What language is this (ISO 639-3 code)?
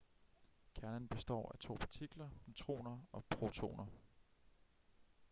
dan